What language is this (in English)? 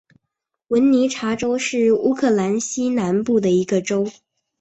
Chinese